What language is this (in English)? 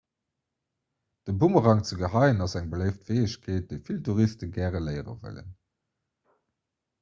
Luxembourgish